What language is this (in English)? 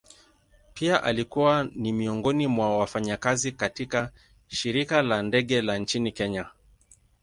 Swahili